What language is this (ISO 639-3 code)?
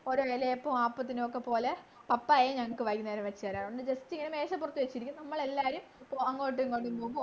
mal